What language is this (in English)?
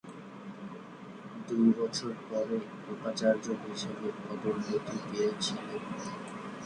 Bangla